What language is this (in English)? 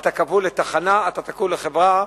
Hebrew